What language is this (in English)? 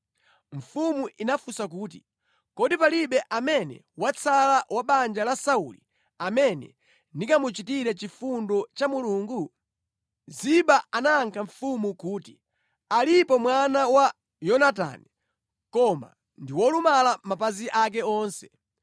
Nyanja